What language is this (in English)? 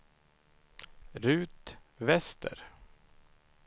Swedish